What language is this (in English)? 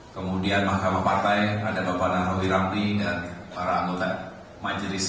Indonesian